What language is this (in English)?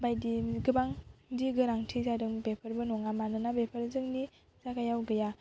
Bodo